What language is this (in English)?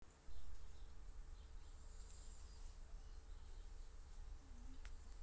Russian